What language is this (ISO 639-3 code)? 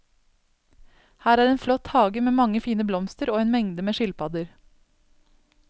nor